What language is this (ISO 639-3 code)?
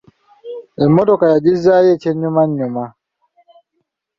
lug